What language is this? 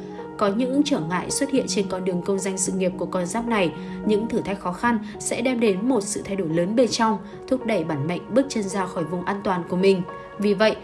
Vietnamese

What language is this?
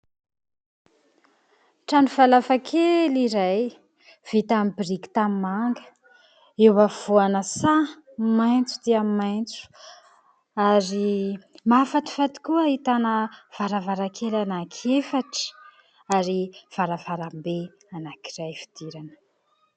Malagasy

